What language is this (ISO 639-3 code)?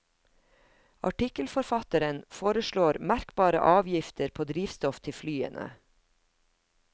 nor